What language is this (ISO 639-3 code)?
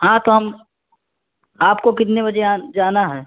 urd